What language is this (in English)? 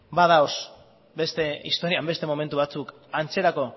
Basque